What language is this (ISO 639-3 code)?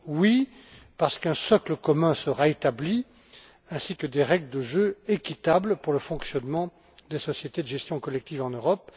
fra